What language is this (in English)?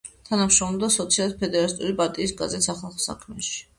Georgian